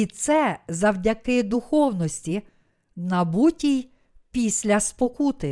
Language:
Ukrainian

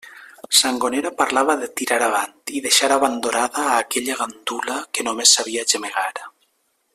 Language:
Catalan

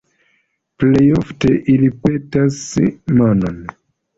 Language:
Esperanto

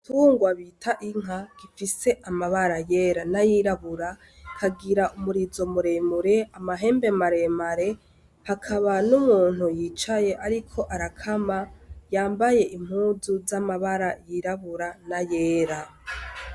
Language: Rundi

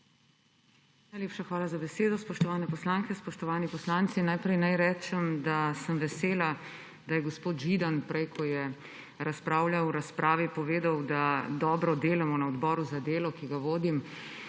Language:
Slovenian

